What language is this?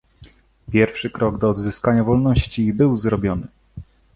Polish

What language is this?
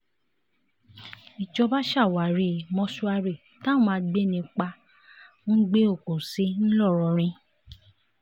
Yoruba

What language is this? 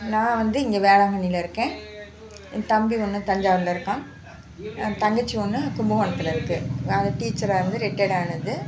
Tamil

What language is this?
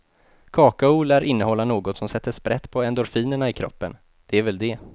Swedish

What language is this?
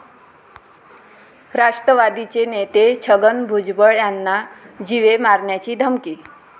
Marathi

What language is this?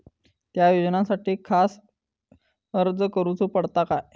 Marathi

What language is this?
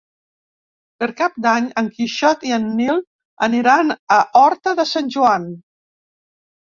Catalan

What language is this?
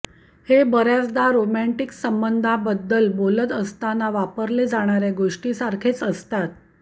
Marathi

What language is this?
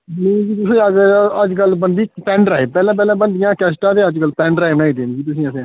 Dogri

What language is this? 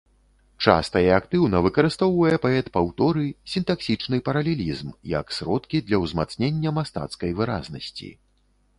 Belarusian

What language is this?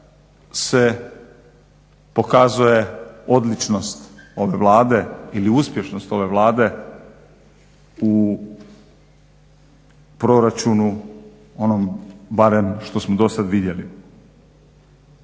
Croatian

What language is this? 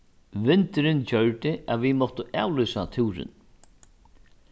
Faroese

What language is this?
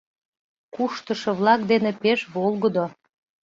Mari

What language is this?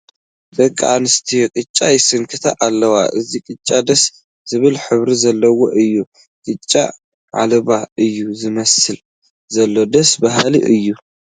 Tigrinya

